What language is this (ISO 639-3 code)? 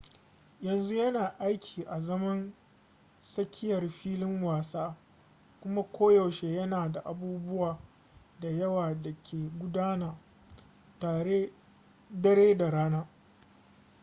hau